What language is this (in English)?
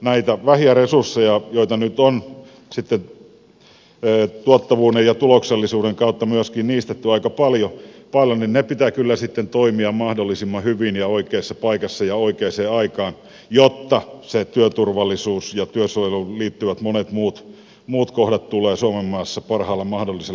Finnish